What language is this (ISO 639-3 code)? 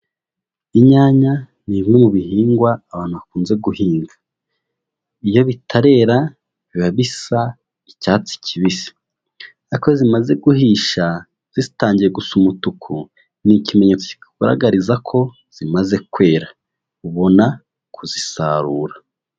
kin